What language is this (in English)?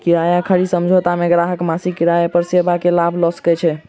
Maithili